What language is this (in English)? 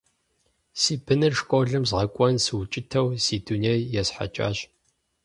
Kabardian